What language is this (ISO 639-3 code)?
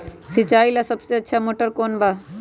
mag